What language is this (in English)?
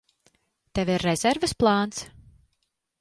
Latvian